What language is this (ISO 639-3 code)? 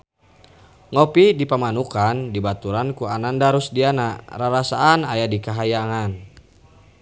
sun